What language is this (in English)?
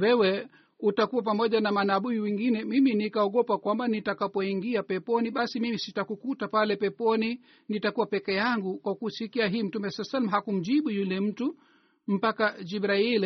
Swahili